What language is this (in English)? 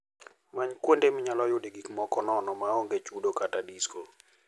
Luo (Kenya and Tanzania)